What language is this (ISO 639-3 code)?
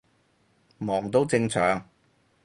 yue